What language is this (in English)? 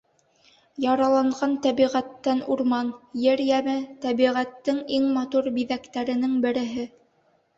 Bashkir